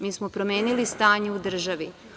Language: Serbian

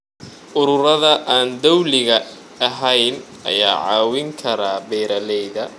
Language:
Somali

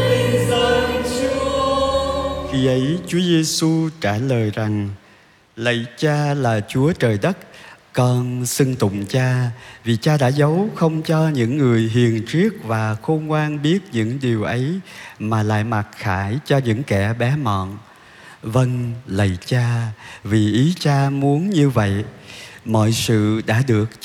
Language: Vietnamese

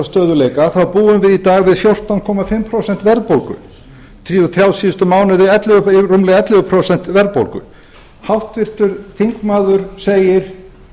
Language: Icelandic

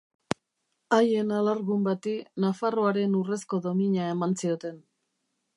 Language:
Basque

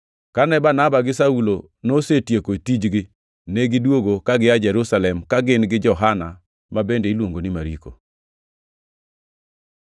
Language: Luo (Kenya and Tanzania)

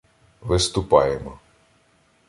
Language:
Ukrainian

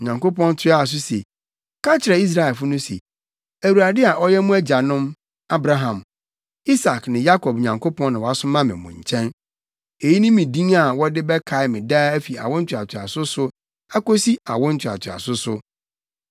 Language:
Akan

